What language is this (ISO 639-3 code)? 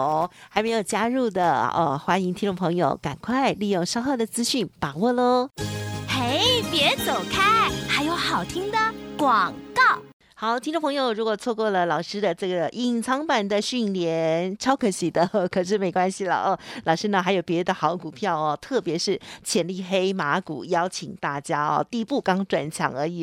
zho